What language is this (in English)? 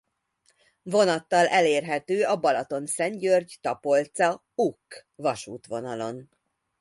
Hungarian